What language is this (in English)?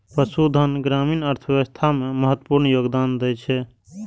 Maithili